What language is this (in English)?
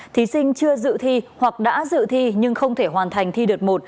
Vietnamese